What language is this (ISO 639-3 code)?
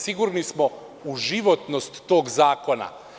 srp